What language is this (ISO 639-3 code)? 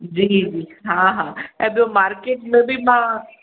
snd